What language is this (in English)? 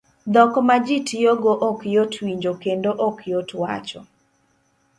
Luo (Kenya and Tanzania)